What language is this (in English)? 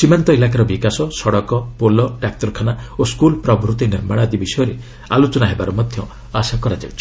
Odia